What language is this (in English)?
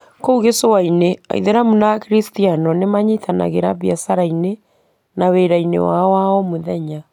Kikuyu